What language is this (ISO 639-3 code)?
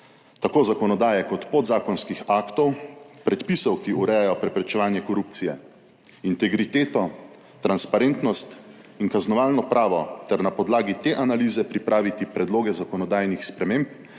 slv